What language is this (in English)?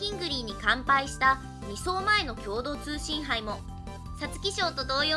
Japanese